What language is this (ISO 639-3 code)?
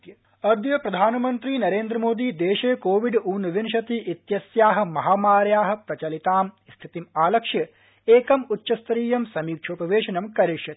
san